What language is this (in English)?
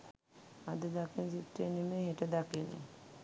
Sinhala